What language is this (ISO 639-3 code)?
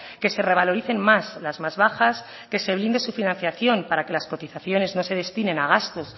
spa